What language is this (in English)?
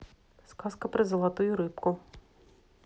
Russian